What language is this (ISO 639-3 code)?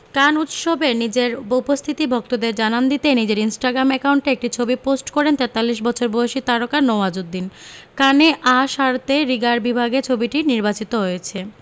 ben